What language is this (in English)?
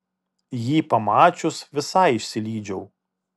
Lithuanian